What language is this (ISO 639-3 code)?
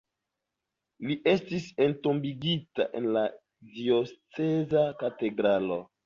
epo